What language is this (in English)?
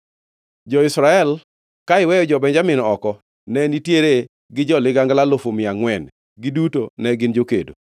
Luo (Kenya and Tanzania)